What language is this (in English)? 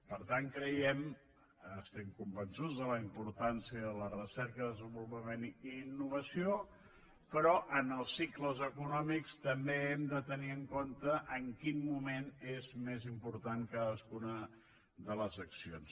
Catalan